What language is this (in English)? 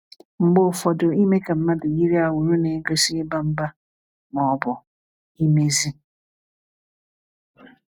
Igbo